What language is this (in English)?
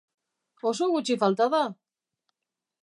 Basque